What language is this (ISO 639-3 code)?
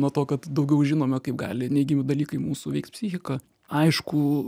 lit